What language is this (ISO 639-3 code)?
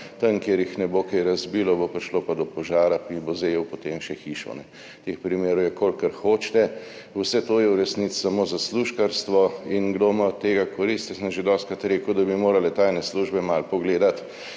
slv